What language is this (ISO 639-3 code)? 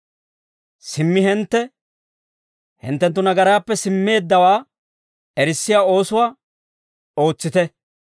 dwr